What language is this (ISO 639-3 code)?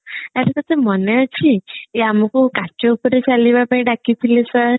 ori